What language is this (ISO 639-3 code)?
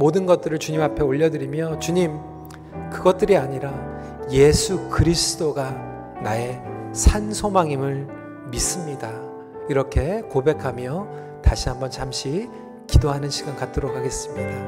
kor